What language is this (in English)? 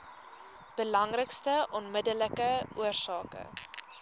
Afrikaans